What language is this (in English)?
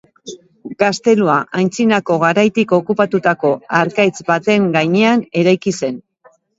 Basque